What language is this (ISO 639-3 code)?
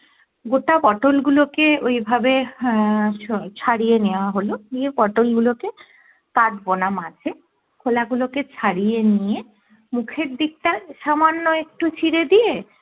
ben